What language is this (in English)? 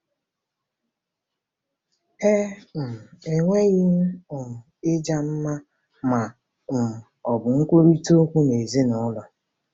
Igbo